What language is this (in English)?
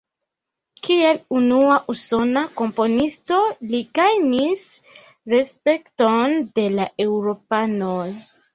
Esperanto